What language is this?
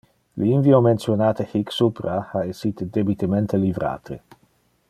Interlingua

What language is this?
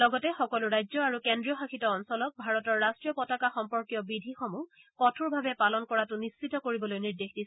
Assamese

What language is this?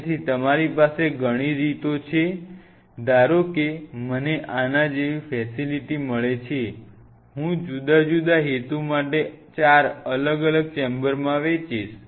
Gujarati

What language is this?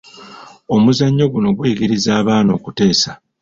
Ganda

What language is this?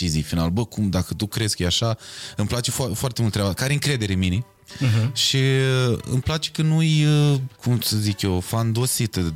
Romanian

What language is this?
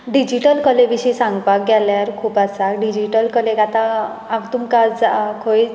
Konkani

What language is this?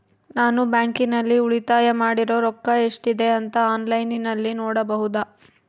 Kannada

